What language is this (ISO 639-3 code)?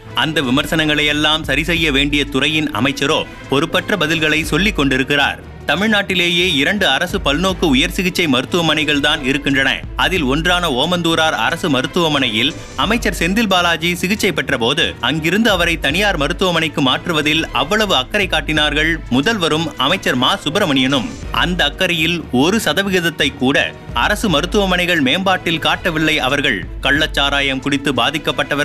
tam